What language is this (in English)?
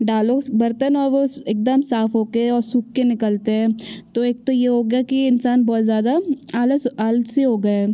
Hindi